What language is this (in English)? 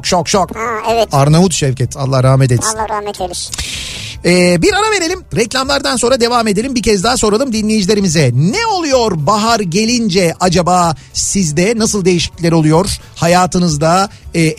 Turkish